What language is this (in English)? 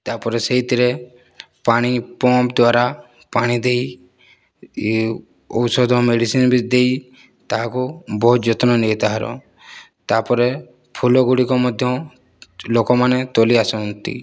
Odia